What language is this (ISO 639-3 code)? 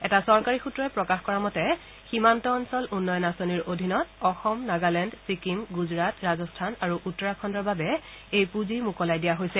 asm